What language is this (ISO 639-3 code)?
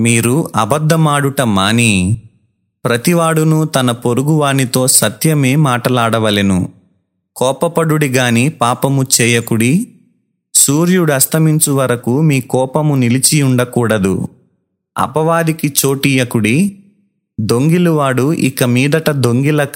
tel